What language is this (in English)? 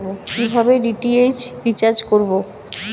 Bangla